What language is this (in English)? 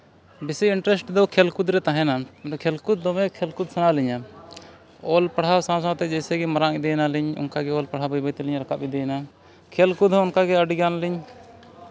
Santali